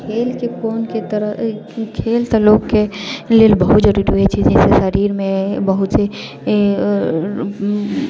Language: Maithili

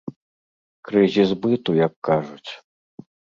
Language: Belarusian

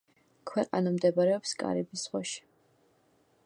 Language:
Georgian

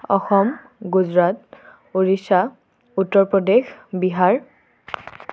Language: Assamese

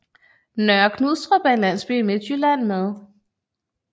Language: Danish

